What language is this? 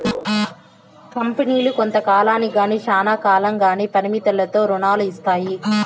Telugu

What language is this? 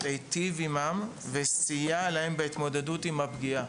Hebrew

